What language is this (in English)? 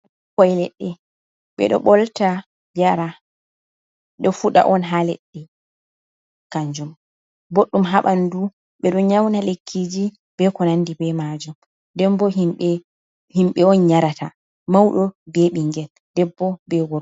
Fula